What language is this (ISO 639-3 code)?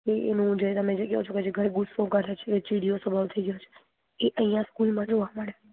guj